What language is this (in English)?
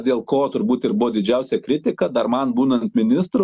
Lithuanian